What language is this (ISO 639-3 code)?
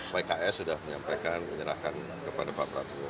ind